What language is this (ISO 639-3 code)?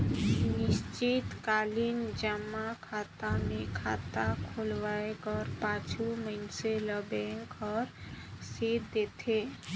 hne